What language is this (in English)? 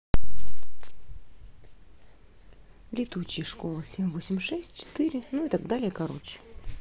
Russian